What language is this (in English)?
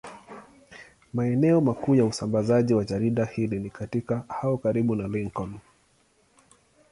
Swahili